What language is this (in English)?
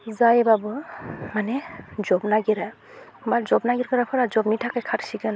Bodo